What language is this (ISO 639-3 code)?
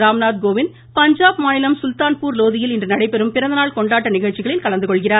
tam